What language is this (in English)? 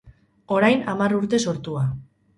Basque